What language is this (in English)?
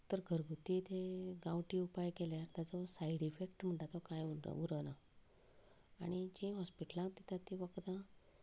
Konkani